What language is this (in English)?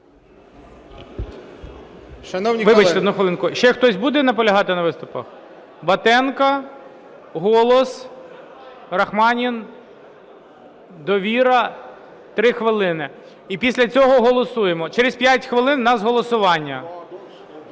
Ukrainian